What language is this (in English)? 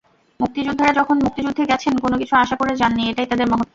Bangla